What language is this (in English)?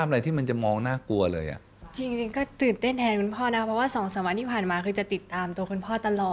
Thai